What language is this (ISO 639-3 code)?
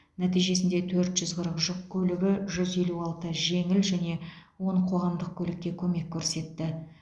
kaz